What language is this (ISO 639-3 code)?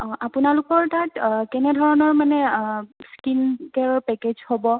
asm